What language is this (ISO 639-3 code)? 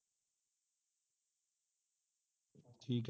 pan